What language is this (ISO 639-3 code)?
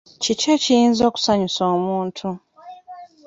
lug